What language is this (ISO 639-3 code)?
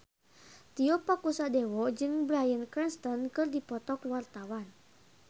sun